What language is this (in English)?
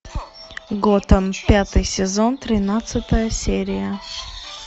Russian